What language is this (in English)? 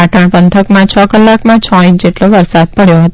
Gujarati